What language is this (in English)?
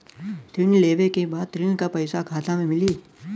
Bhojpuri